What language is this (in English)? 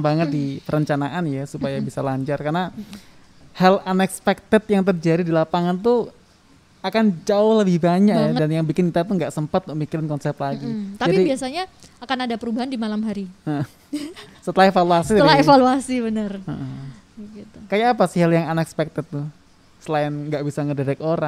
Indonesian